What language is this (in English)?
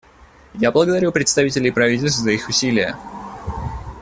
Russian